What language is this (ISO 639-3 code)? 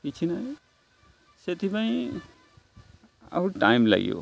ori